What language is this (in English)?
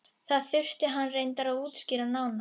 Icelandic